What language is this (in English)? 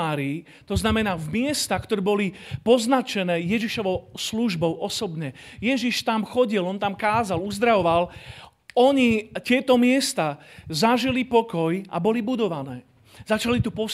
Slovak